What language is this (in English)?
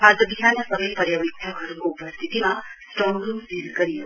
Nepali